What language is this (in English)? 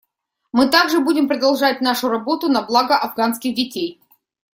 Russian